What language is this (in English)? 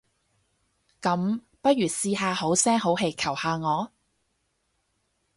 Cantonese